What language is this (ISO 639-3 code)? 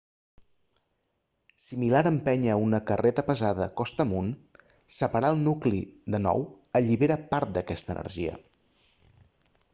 cat